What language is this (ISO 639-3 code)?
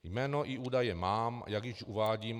ces